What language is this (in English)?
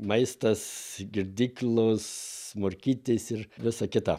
Lithuanian